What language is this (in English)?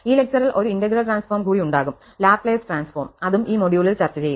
Malayalam